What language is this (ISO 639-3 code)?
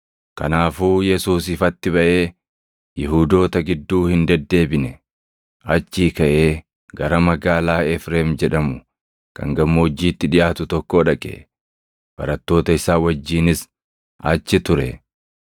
orm